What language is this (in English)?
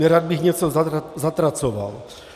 Czech